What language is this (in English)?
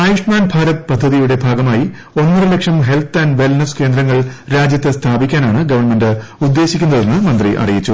Malayalam